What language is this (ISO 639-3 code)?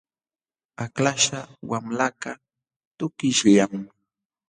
qxw